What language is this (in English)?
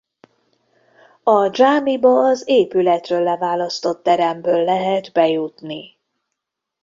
Hungarian